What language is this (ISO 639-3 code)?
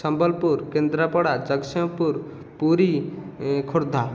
ori